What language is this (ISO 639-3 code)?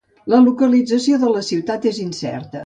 cat